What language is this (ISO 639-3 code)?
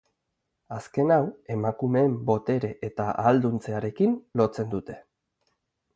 eus